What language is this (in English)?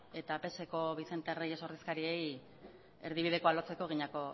Basque